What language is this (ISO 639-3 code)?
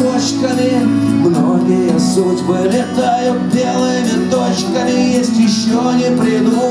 rus